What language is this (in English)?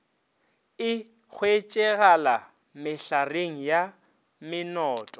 Northern Sotho